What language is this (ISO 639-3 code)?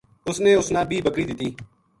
gju